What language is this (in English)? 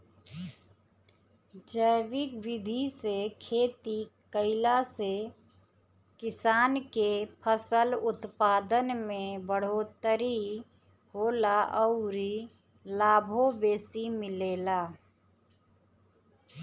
Bhojpuri